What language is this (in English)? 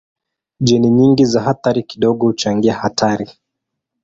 Swahili